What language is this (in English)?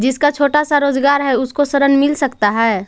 Magahi